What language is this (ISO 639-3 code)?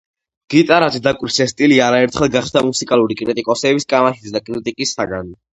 kat